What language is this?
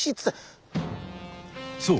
Japanese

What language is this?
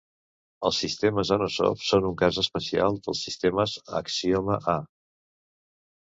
Catalan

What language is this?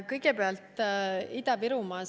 Estonian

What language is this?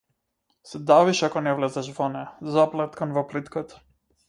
Macedonian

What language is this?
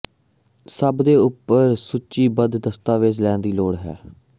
Punjabi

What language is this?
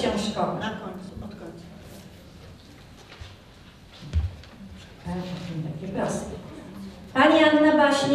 Polish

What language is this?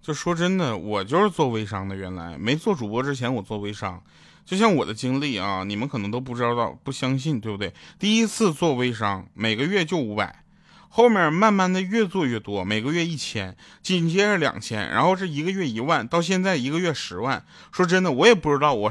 Chinese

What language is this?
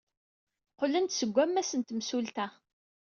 Kabyle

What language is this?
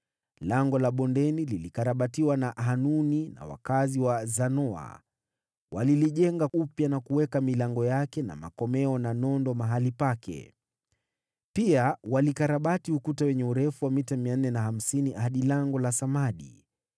Swahili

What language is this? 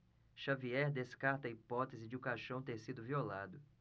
Portuguese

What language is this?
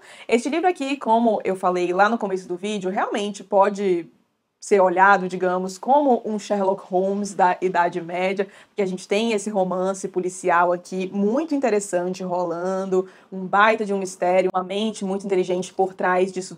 Portuguese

